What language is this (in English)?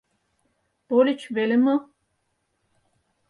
Mari